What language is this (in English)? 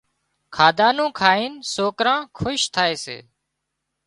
Wadiyara Koli